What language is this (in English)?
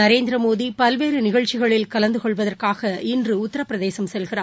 Tamil